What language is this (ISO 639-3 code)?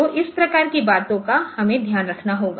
hin